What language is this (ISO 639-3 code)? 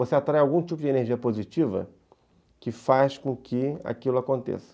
por